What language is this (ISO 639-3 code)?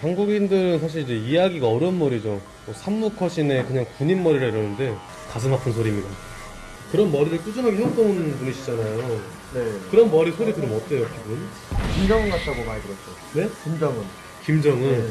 kor